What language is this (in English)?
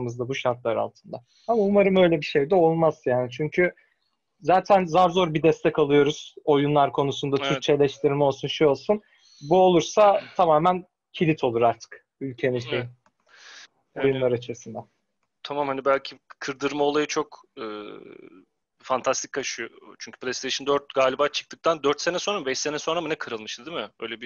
Turkish